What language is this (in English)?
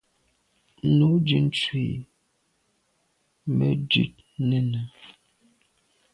Medumba